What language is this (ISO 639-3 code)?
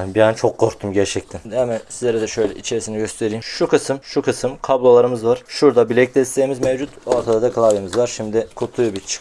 tur